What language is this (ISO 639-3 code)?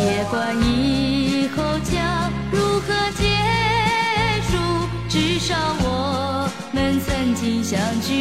zho